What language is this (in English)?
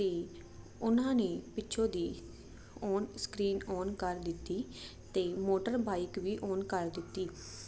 Punjabi